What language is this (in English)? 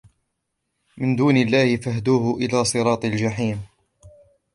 Arabic